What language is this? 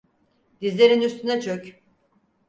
Turkish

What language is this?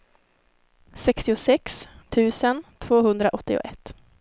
Swedish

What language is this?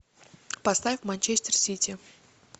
Russian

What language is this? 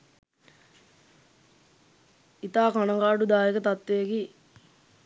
Sinhala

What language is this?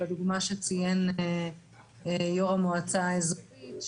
Hebrew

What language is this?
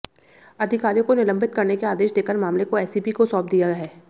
Hindi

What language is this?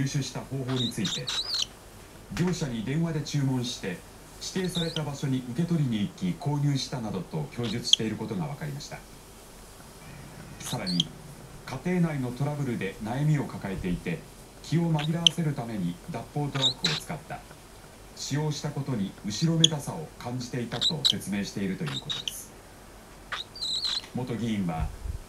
Japanese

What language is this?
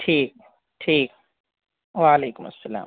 Urdu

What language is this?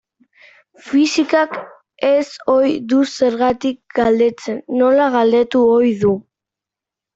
Basque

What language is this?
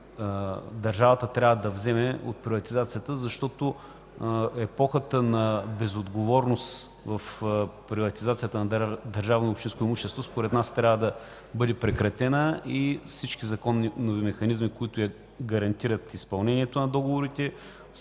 Bulgarian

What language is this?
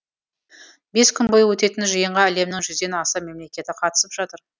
Kazakh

